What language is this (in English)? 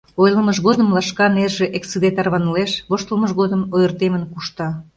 Mari